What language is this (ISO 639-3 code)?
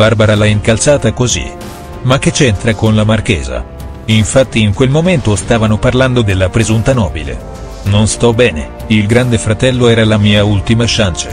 ita